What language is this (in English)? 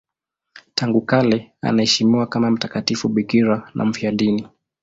Swahili